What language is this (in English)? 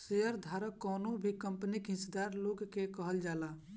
Bhojpuri